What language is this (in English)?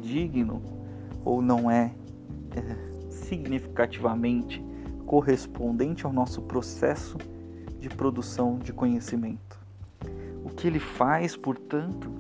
Portuguese